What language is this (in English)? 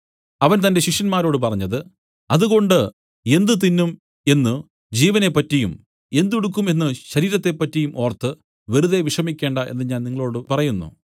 Malayalam